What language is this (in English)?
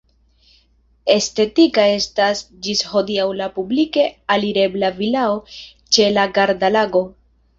Esperanto